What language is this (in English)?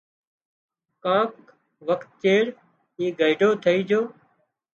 Wadiyara Koli